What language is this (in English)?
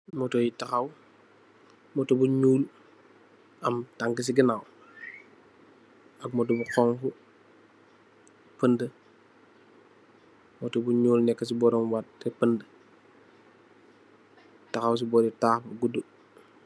Wolof